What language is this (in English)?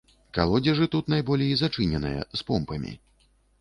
Belarusian